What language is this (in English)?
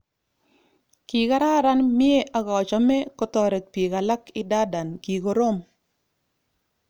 Kalenjin